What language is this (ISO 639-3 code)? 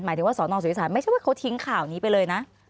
tha